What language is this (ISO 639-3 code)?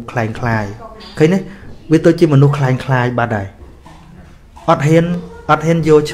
vie